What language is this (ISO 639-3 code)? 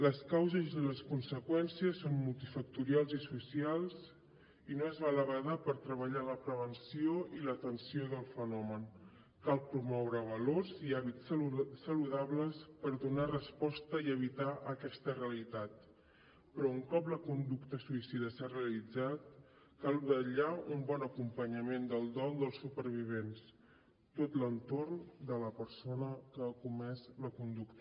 cat